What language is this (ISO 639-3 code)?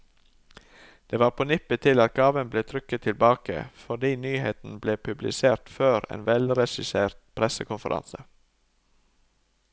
nor